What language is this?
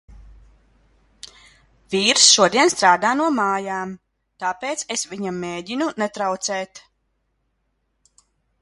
Latvian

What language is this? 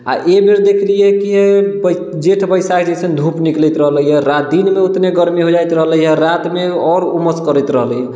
Maithili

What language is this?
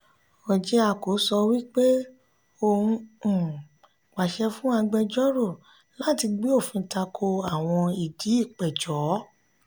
Yoruba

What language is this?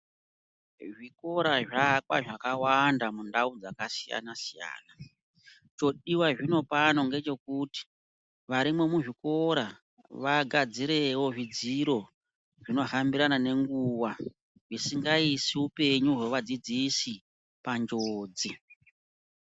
Ndau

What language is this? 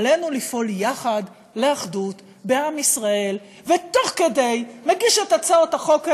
Hebrew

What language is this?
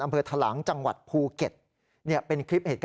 Thai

